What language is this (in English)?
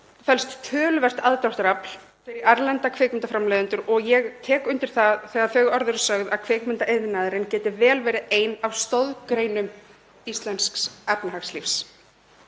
Icelandic